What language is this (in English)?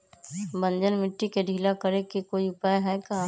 Magahi